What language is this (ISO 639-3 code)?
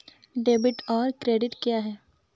hin